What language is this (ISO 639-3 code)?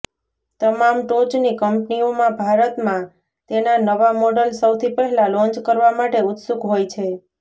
guj